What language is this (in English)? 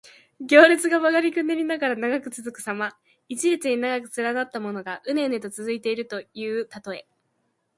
Japanese